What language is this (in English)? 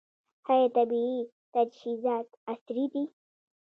Pashto